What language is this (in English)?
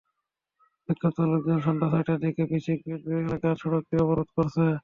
Bangla